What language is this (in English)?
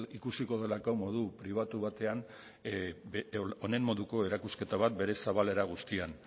Basque